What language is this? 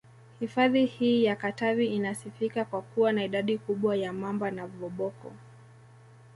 Swahili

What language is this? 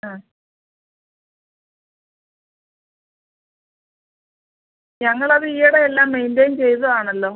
Malayalam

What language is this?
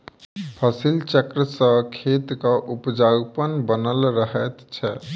Maithili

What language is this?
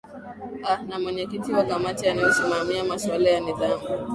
Swahili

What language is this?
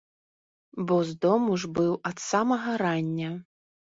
Belarusian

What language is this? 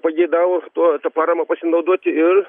Lithuanian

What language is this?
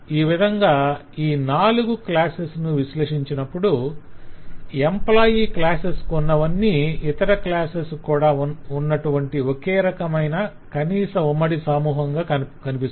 Telugu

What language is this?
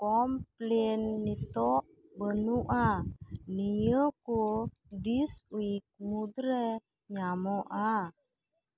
Santali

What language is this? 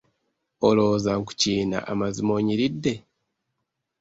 Ganda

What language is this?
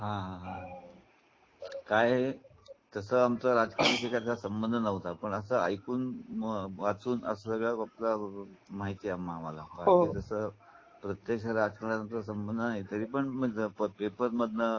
Marathi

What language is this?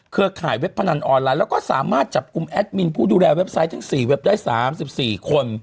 Thai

